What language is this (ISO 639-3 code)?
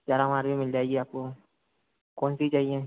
hin